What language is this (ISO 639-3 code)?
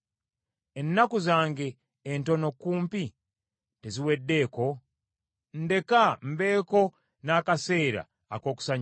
lug